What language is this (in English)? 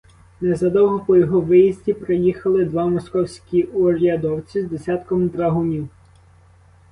Ukrainian